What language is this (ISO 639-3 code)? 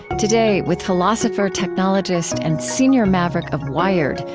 eng